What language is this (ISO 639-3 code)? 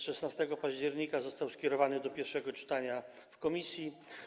pol